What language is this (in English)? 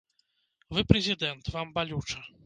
Belarusian